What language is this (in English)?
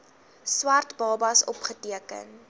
Afrikaans